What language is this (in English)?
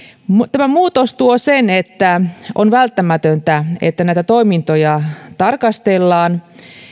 Finnish